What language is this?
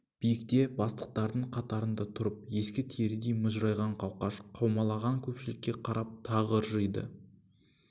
Kazakh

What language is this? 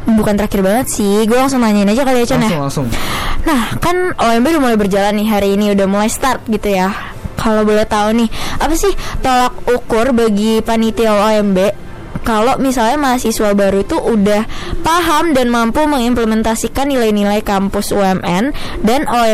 Indonesian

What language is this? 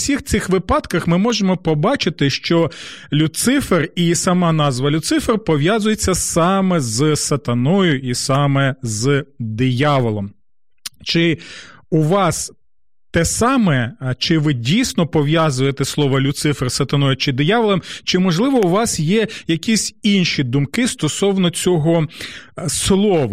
Ukrainian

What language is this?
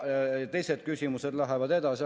Estonian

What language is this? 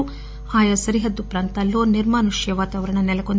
Telugu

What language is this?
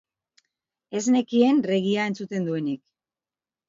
Basque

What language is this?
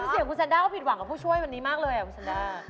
Thai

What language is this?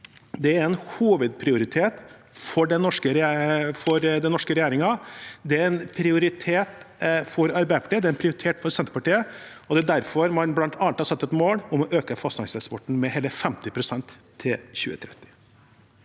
Norwegian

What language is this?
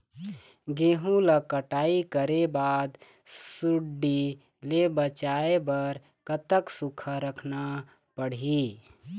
Chhattisgarhi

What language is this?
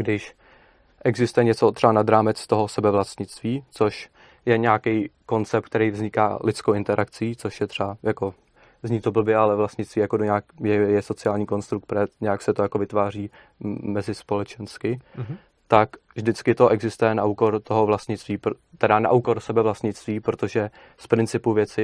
Czech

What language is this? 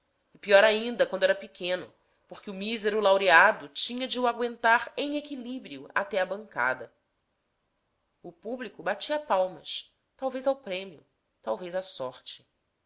Portuguese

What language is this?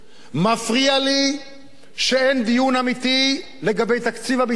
Hebrew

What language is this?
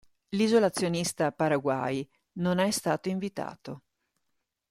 Italian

